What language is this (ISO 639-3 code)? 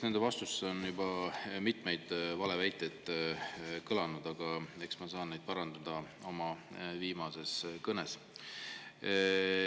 est